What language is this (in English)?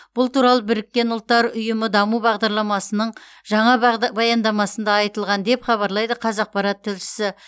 Kazakh